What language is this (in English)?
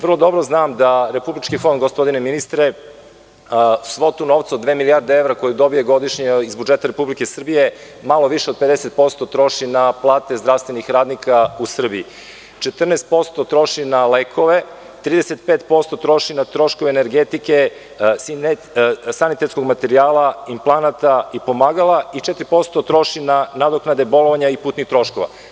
Serbian